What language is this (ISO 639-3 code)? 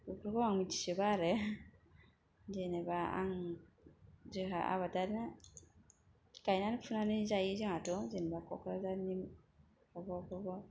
brx